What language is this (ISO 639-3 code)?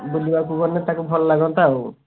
ori